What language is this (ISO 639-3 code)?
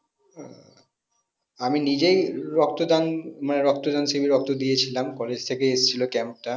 ben